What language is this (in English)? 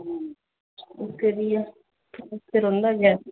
Dogri